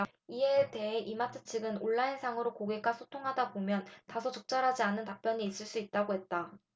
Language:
Korean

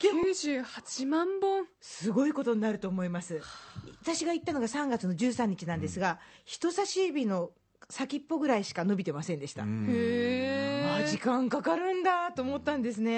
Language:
Japanese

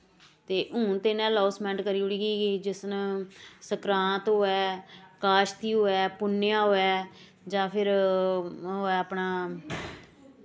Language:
Dogri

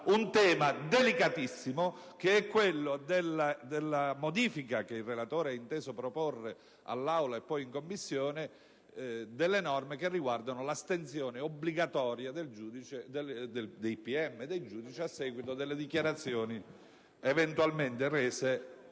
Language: Italian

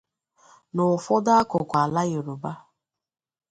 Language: Igbo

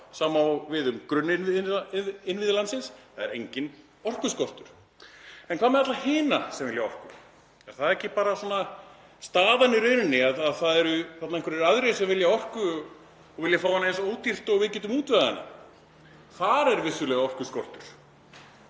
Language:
Icelandic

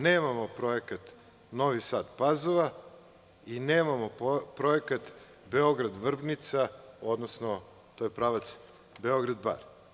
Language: Serbian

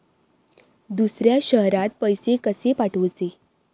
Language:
Marathi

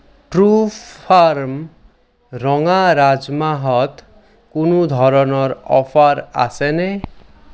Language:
Assamese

